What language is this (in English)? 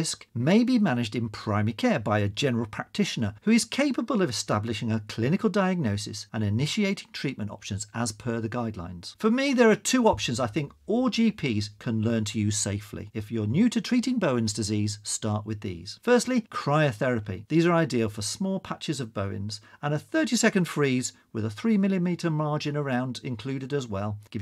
English